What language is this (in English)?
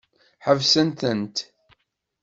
Kabyle